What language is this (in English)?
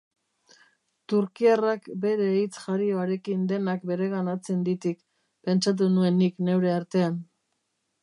Basque